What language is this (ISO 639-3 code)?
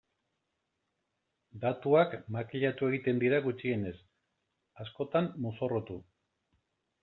eus